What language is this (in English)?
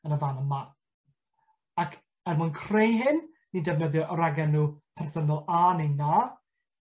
Welsh